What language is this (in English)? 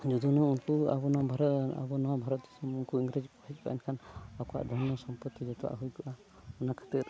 Santali